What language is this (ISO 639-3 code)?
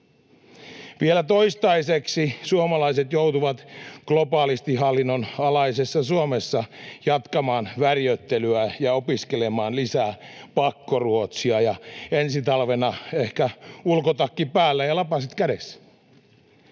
fin